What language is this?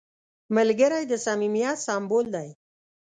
Pashto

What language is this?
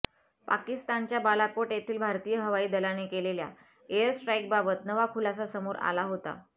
Marathi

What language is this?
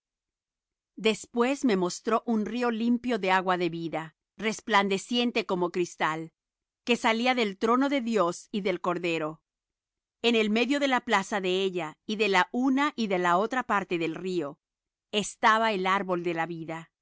Spanish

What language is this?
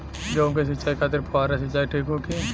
Bhojpuri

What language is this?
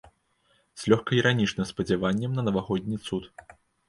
Belarusian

